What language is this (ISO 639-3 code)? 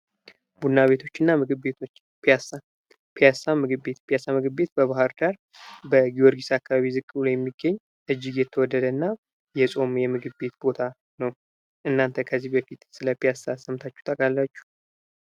amh